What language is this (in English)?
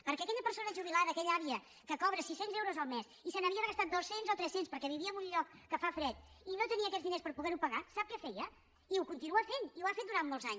Catalan